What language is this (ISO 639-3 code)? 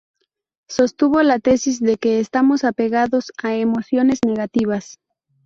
spa